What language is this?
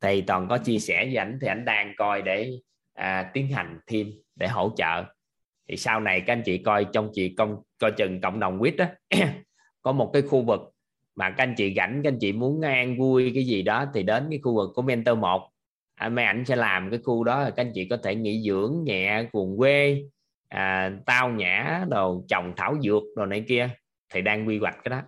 Vietnamese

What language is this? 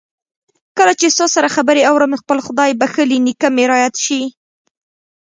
Pashto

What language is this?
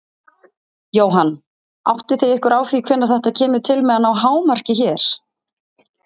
Icelandic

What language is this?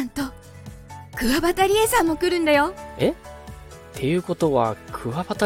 Japanese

